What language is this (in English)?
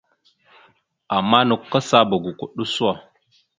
Mada (Cameroon)